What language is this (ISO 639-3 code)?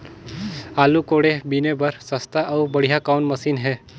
hne